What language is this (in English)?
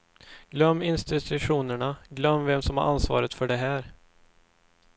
Swedish